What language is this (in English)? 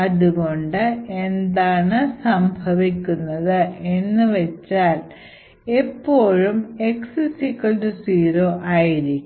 Malayalam